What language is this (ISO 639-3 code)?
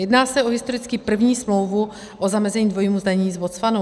ces